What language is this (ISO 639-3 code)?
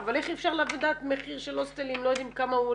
heb